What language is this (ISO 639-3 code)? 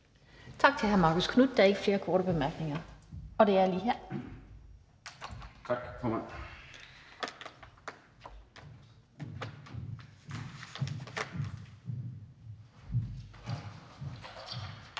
dan